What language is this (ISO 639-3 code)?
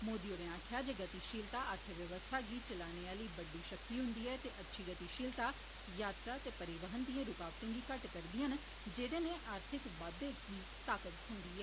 doi